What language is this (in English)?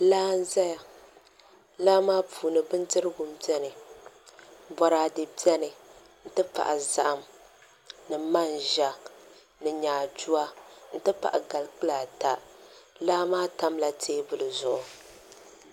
Dagbani